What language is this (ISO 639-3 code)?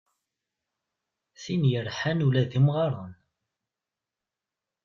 kab